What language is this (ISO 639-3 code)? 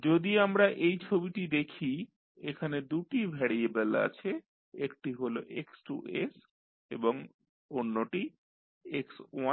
ben